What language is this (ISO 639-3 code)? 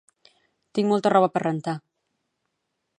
cat